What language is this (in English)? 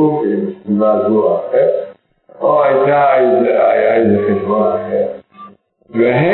Hebrew